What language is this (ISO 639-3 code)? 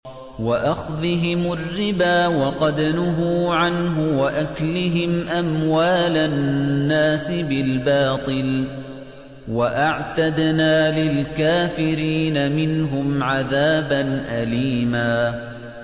ara